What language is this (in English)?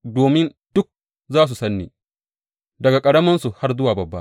Hausa